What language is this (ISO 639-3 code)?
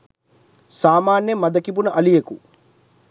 sin